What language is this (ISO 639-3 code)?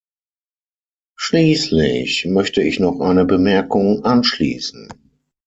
deu